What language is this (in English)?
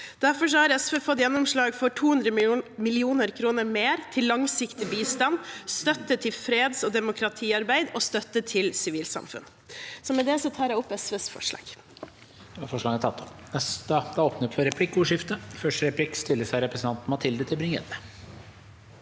Norwegian